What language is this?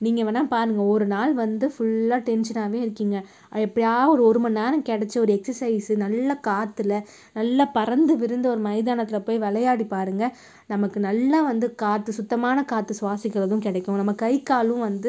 Tamil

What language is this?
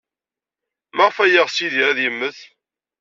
Kabyle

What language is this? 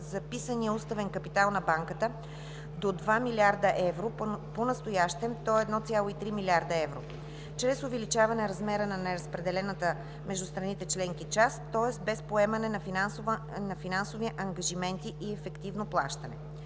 Bulgarian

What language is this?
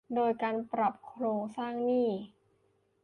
Thai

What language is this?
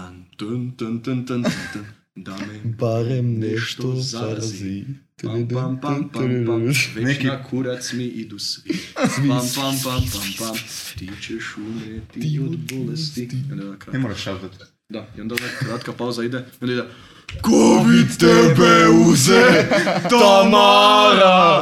Croatian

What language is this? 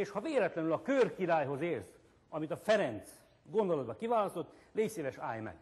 Hungarian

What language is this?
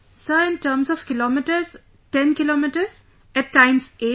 English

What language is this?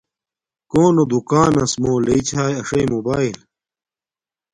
Domaaki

